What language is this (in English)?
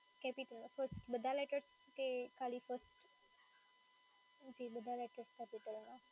Gujarati